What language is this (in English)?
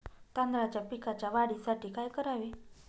Marathi